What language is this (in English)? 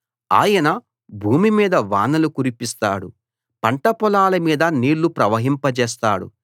Telugu